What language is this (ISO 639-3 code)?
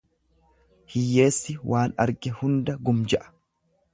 orm